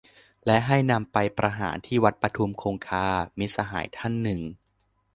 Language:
Thai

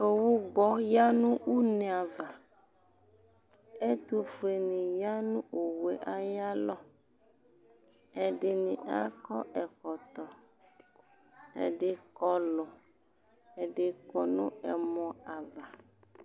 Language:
Ikposo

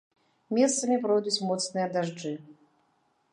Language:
Belarusian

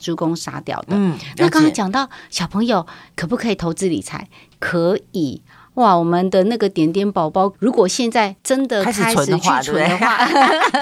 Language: Chinese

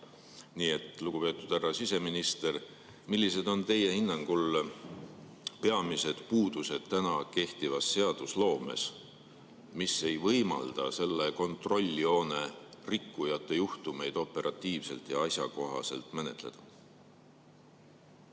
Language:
Estonian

